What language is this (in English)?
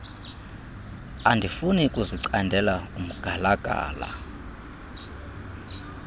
Xhosa